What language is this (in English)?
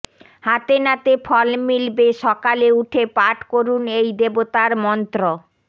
Bangla